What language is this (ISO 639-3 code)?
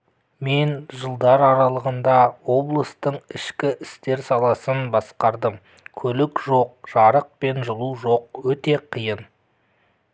kaz